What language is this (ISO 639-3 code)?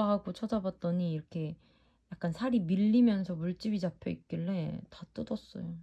kor